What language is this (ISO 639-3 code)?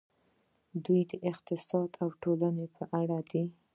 pus